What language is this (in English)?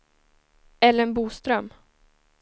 Swedish